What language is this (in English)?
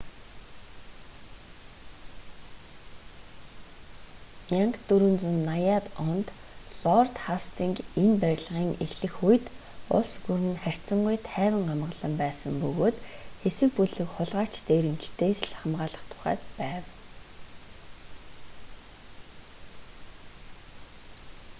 Mongolian